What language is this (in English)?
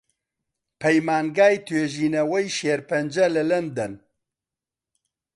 Central Kurdish